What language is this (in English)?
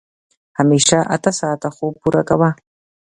Pashto